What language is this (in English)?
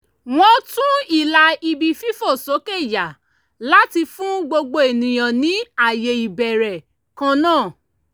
Yoruba